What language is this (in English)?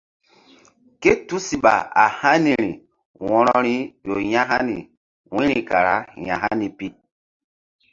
Mbum